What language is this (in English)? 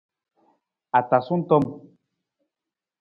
Nawdm